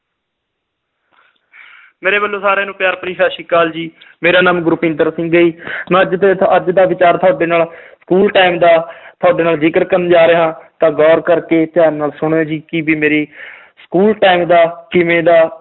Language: Punjabi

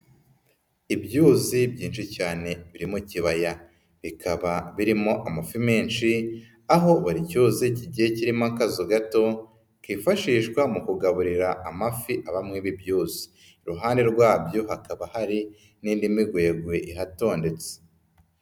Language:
Kinyarwanda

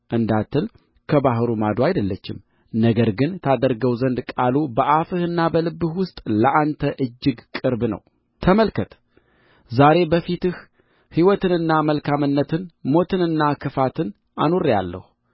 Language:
Amharic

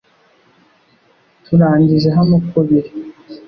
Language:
Kinyarwanda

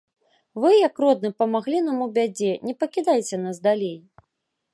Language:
Belarusian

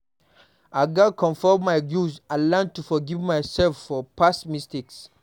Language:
Nigerian Pidgin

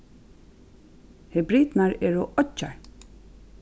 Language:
Faroese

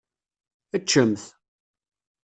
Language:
Kabyle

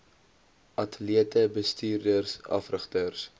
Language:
Afrikaans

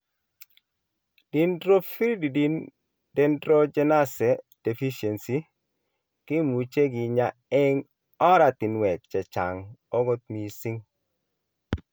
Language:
Kalenjin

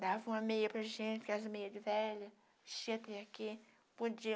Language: Portuguese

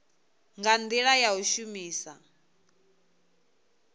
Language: Venda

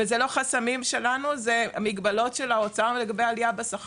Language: Hebrew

